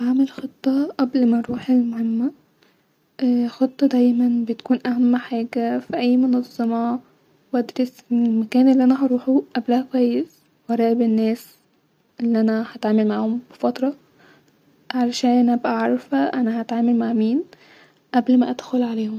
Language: Egyptian Arabic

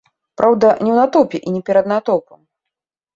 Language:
Belarusian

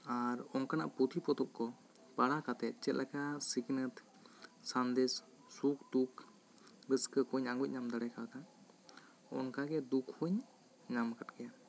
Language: Santali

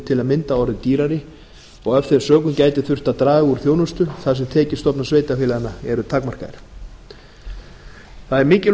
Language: Icelandic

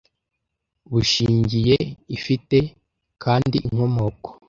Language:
Kinyarwanda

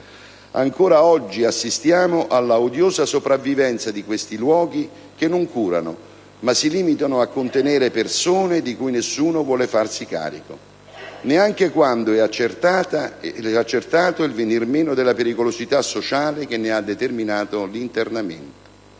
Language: Italian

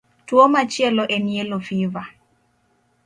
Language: Luo (Kenya and Tanzania)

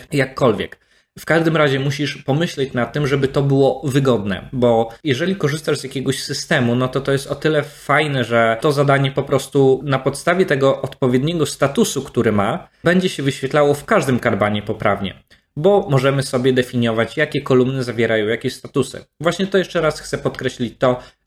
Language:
Polish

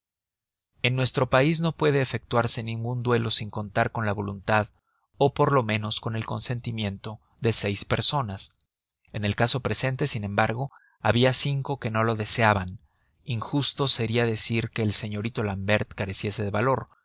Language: Spanish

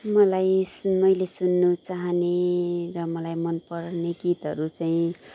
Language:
Nepali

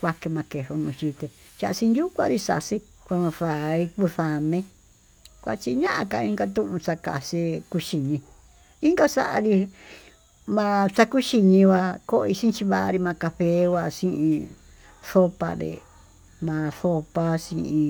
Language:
Tututepec Mixtec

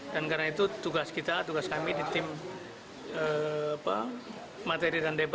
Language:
Indonesian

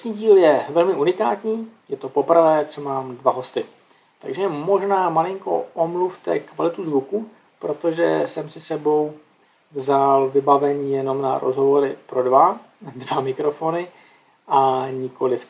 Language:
Czech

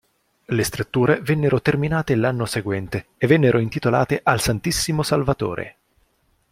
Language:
Italian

